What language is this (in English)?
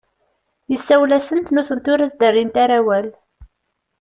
Kabyle